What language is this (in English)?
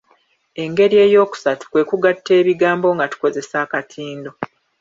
Ganda